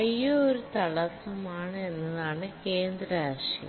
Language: Malayalam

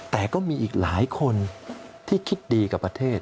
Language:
Thai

